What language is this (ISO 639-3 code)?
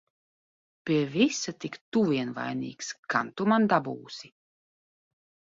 lav